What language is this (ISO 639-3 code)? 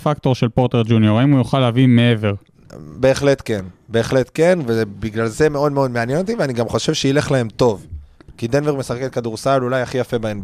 heb